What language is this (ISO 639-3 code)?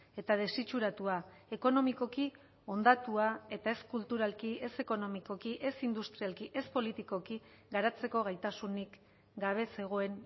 eus